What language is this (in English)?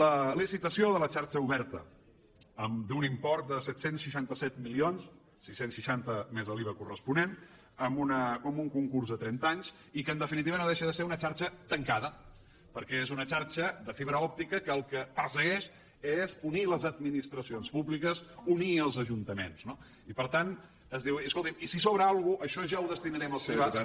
Catalan